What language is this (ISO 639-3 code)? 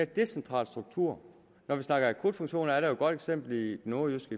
dan